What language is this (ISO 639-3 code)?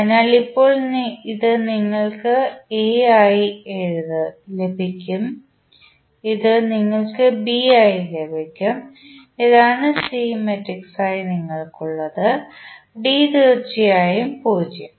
mal